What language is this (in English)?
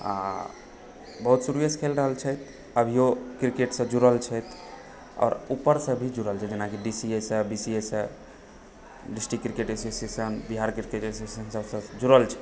Maithili